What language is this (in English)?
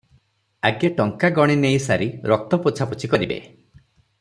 Odia